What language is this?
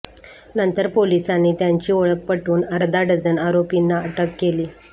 Marathi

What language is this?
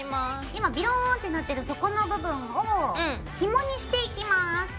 Japanese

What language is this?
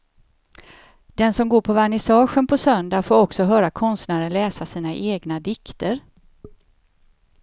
Swedish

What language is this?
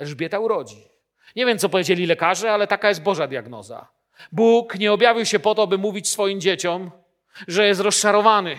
Polish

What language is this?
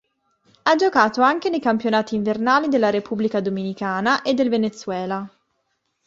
Italian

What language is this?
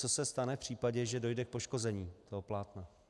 Czech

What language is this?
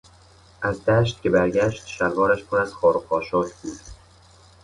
Persian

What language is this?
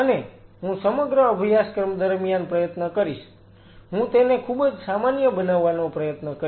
Gujarati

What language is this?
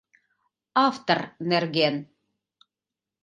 Mari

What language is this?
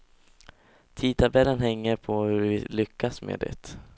Swedish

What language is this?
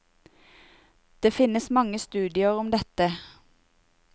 Norwegian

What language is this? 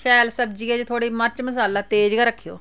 Dogri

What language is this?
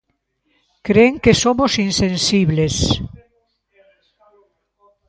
Galician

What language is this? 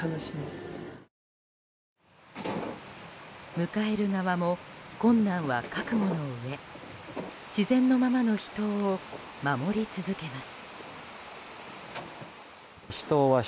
Japanese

